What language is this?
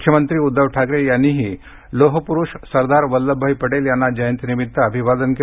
Marathi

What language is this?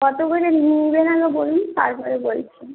Bangla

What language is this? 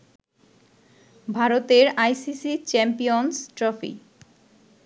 Bangla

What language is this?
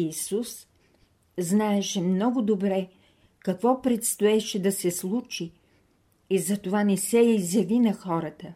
Bulgarian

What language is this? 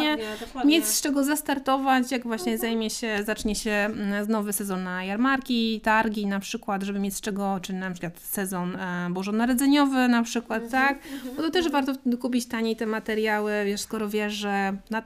Polish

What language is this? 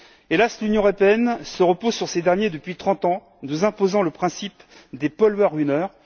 French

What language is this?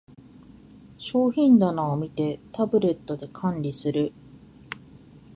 Japanese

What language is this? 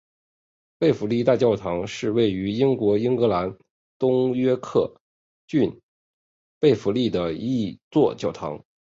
Chinese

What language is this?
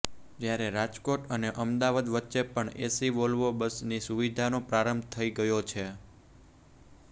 Gujarati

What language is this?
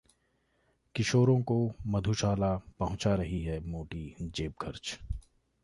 Hindi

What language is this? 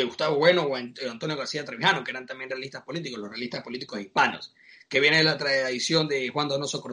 Spanish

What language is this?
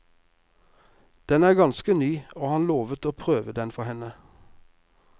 Norwegian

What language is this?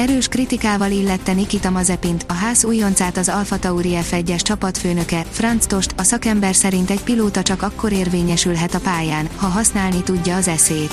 Hungarian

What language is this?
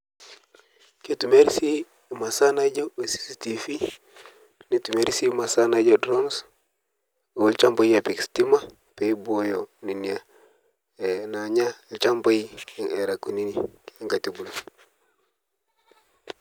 Masai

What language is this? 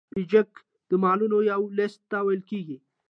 Pashto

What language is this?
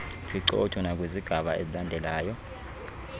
Xhosa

